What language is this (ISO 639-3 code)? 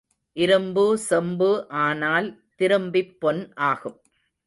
tam